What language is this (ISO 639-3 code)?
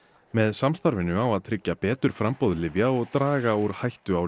isl